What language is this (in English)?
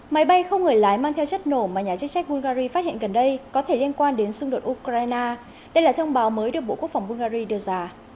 Vietnamese